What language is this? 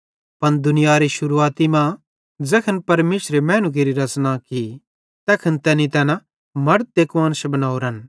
Bhadrawahi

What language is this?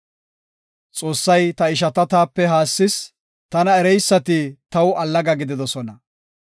Gofa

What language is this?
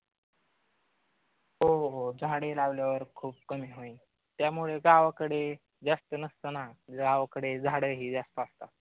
Marathi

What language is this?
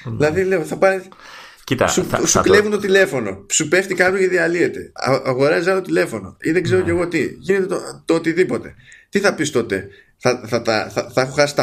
Greek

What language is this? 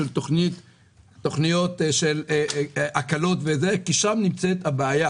Hebrew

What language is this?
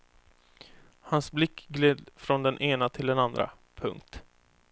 Swedish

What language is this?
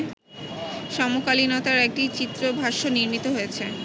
Bangla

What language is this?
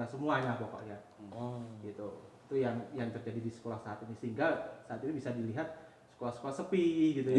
Indonesian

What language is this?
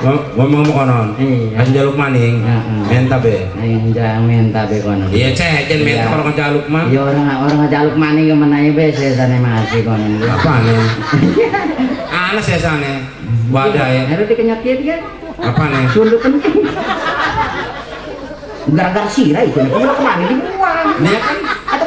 Indonesian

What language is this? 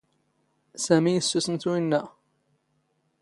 Standard Moroccan Tamazight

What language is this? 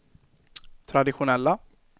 Swedish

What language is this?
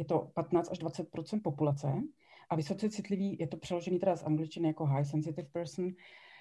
Czech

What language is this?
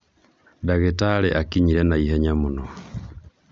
Kikuyu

